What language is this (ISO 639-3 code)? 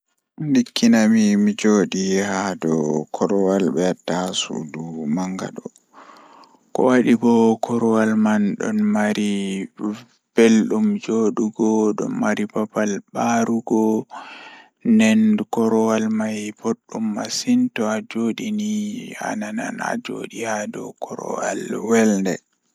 ful